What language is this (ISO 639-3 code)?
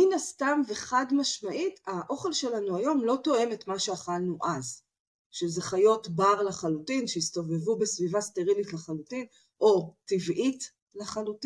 heb